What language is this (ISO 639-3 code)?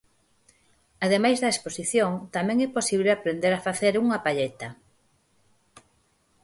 glg